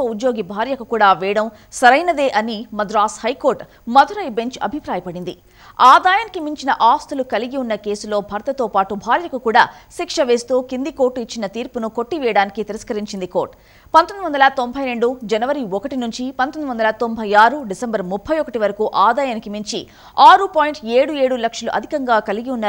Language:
Telugu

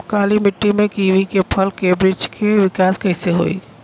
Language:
Bhojpuri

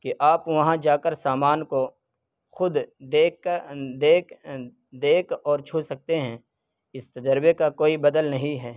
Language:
Urdu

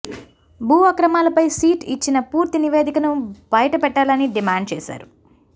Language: Telugu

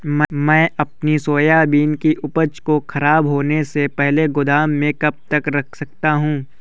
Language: Hindi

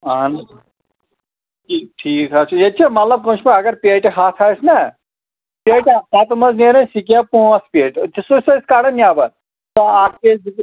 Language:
Kashmiri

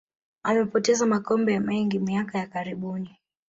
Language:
Swahili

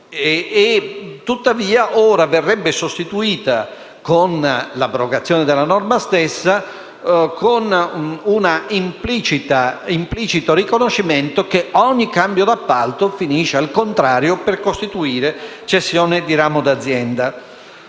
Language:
Italian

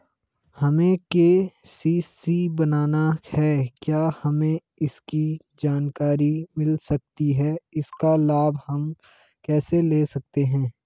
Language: Hindi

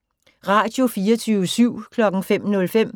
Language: Danish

